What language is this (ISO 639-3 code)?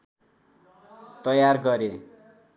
nep